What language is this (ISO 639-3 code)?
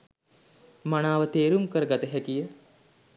sin